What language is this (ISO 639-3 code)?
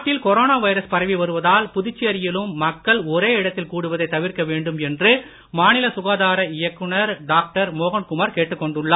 tam